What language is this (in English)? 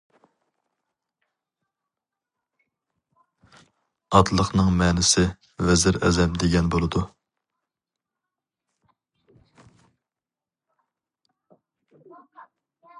Uyghur